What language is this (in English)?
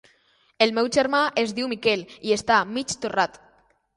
Catalan